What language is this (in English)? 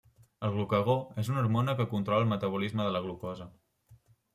Catalan